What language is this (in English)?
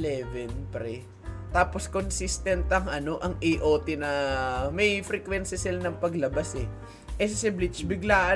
Filipino